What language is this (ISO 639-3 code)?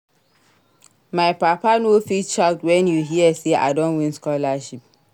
pcm